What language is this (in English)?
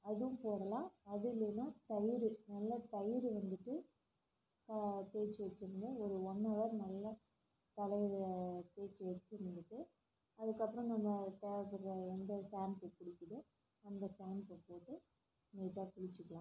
Tamil